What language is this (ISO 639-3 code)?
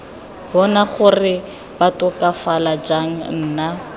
tsn